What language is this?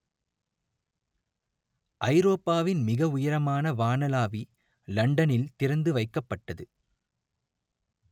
Tamil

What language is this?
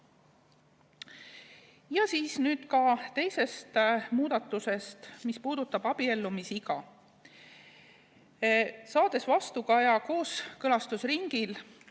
Estonian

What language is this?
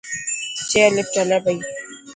Dhatki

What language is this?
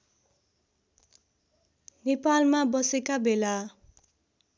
Nepali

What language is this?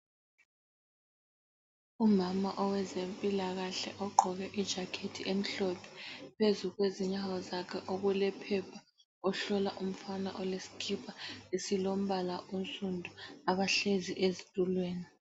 North Ndebele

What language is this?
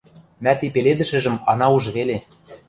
Western Mari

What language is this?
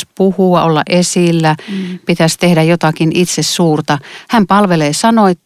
Finnish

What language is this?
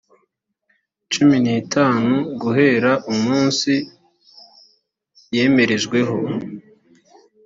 Kinyarwanda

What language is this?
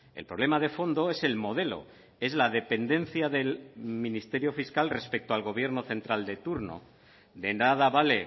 Spanish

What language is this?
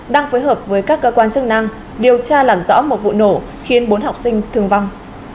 Vietnamese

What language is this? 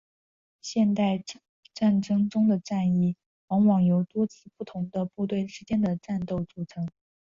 Chinese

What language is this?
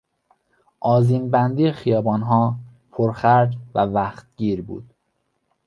Persian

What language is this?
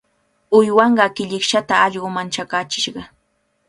Cajatambo North Lima Quechua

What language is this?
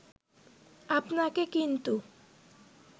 Bangla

